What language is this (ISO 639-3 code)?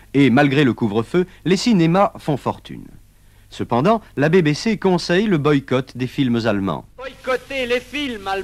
fra